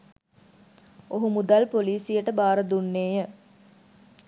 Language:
Sinhala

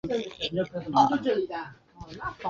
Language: Chinese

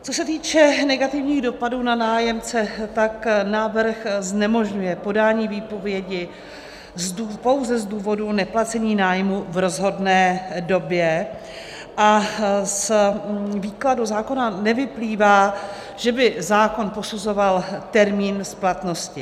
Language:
Czech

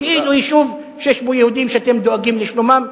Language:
Hebrew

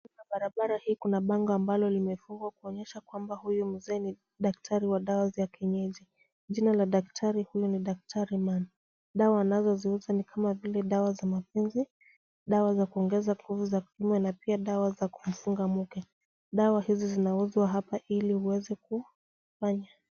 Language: Swahili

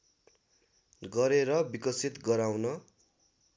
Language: Nepali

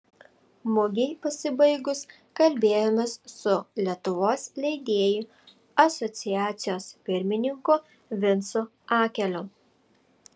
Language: Lithuanian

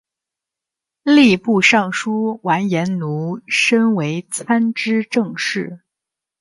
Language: Chinese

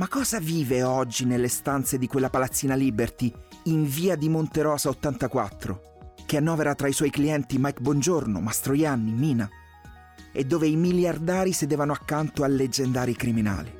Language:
Italian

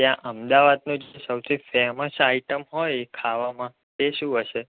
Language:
Gujarati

